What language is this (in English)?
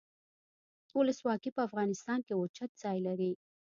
Pashto